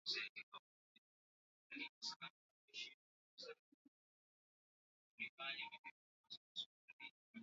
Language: Swahili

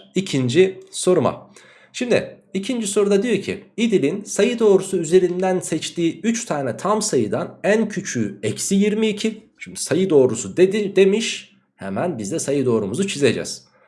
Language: Turkish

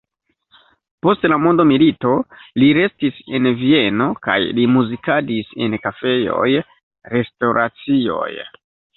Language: Esperanto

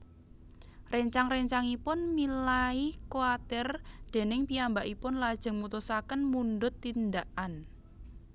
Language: Javanese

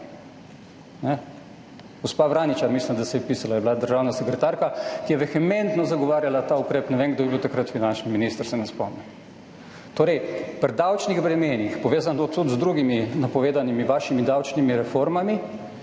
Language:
Slovenian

